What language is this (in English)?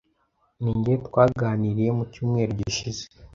Kinyarwanda